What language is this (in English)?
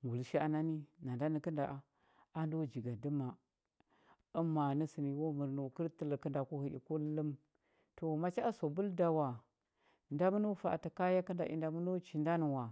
Huba